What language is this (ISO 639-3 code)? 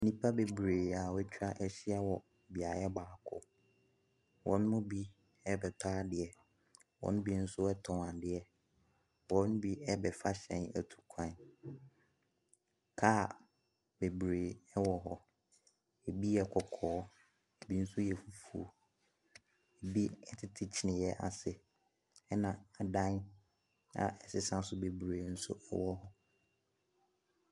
aka